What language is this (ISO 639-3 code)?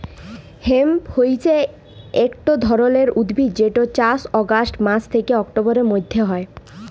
ben